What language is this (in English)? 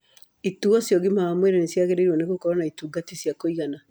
Kikuyu